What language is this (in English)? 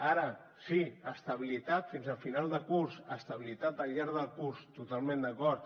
Catalan